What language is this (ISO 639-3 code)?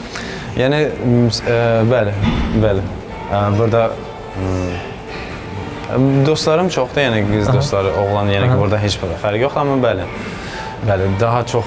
tur